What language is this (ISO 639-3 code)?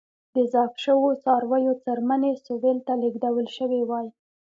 pus